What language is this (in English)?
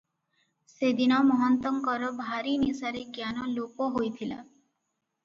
Odia